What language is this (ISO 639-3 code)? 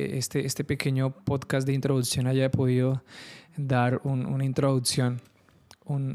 spa